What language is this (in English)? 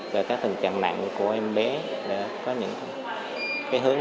Vietnamese